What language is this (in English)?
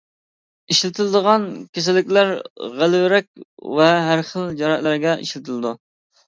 Uyghur